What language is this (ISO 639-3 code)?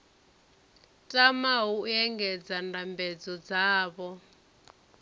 ven